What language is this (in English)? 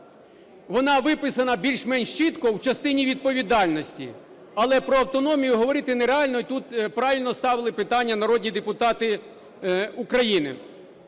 Ukrainian